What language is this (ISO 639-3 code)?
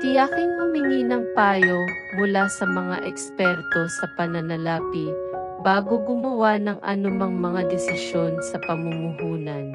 fil